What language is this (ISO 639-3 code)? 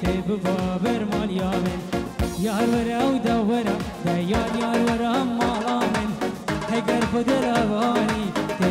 ara